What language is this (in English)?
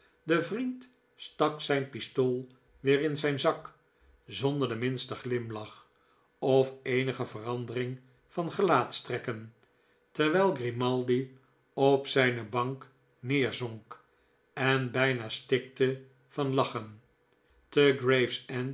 Dutch